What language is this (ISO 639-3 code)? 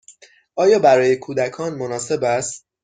fas